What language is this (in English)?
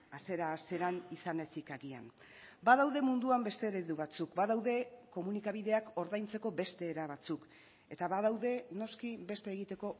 Basque